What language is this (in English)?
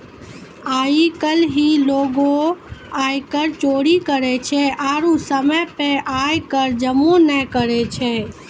Maithili